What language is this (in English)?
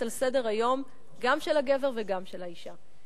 Hebrew